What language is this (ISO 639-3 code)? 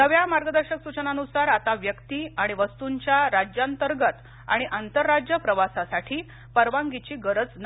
mar